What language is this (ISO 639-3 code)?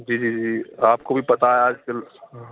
urd